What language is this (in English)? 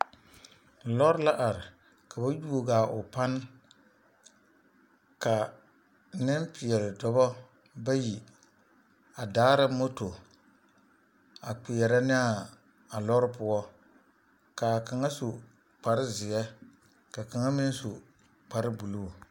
Southern Dagaare